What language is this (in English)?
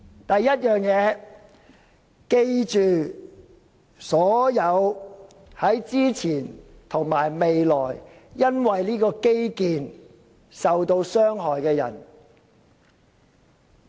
Cantonese